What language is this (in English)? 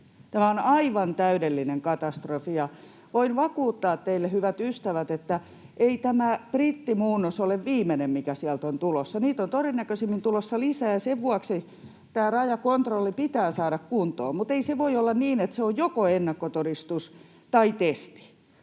Finnish